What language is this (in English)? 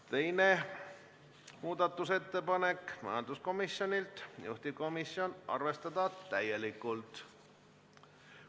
Estonian